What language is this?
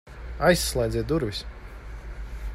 Latvian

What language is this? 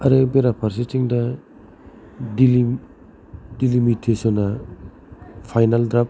Bodo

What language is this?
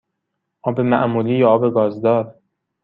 Persian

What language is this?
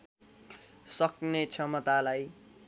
Nepali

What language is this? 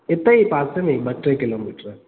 Sindhi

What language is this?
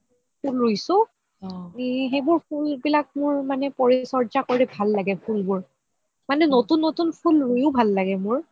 Assamese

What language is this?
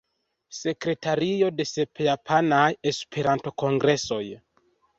Esperanto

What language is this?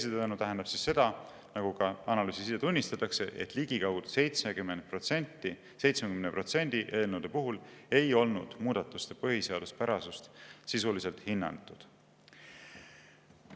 Estonian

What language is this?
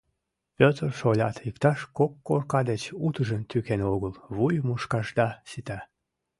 Mari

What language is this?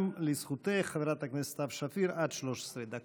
Hebrew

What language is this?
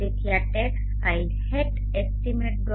Gujarati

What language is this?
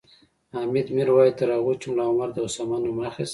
Pashto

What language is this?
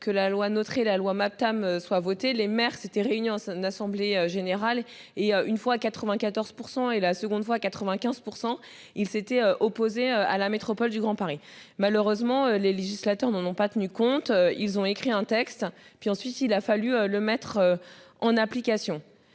French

